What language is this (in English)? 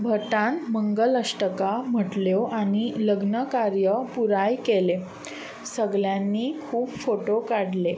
Konkani